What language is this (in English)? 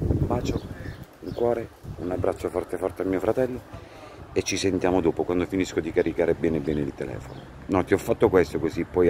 Italian